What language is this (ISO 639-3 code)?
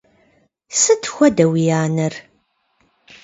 kbd